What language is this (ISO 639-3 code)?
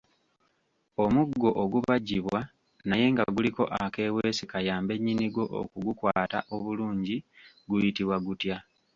lug